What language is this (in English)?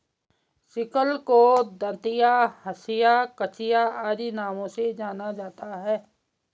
Hindi